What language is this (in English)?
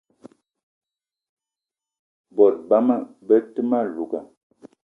Eton (Cameroon)